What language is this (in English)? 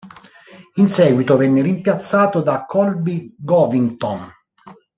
Italian